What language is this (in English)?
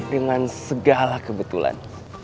Indonesian